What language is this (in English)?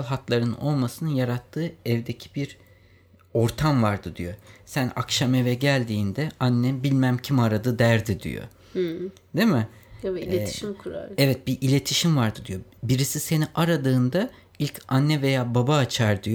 Turkish